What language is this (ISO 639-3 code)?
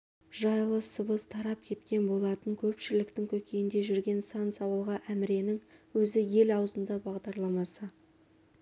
kaz